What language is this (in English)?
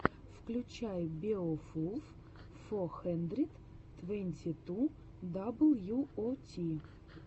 Russian